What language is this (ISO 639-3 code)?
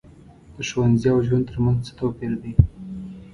pus